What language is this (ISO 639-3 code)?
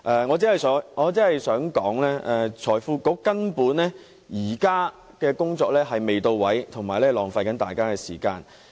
yue